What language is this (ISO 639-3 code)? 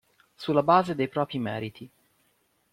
ita